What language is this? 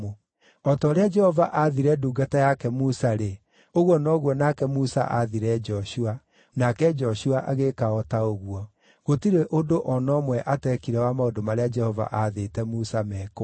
Kikuyu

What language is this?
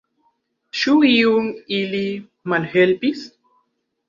Esperanto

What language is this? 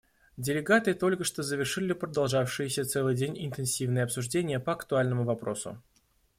Russian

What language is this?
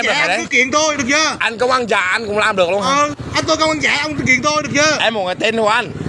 Vietnamese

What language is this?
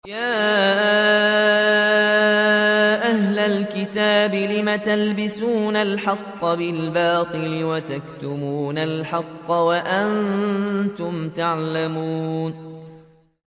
Arabic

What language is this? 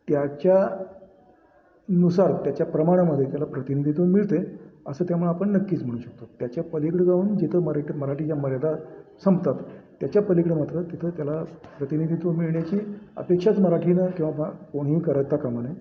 Marathi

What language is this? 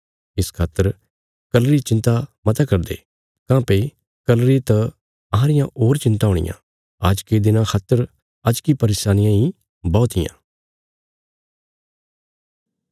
Bilaspuri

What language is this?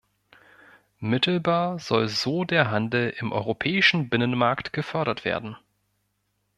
German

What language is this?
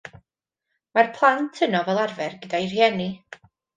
Welsh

